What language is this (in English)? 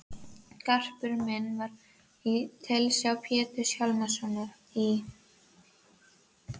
Icelandic